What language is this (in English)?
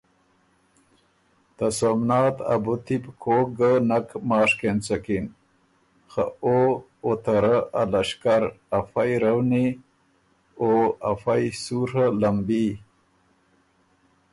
Ormuri